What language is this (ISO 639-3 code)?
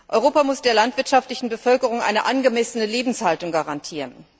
deu